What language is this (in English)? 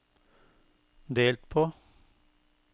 Norwegian